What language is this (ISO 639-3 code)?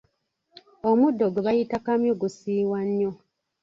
lug